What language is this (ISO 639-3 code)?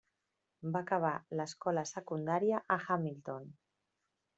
cat